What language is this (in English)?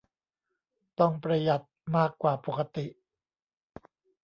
Thai